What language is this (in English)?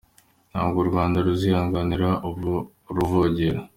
Kinyarwanda